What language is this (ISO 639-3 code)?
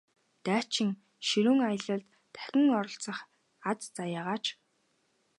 mon